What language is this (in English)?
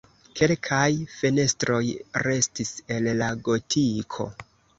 Esperanto